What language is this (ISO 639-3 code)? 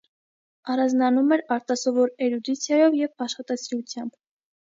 hye